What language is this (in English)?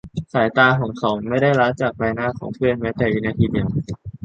Thai